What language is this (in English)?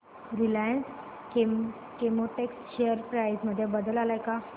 Marathi